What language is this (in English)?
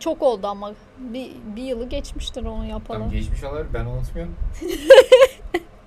Turkish